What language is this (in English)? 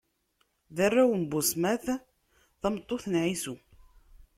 Kabyle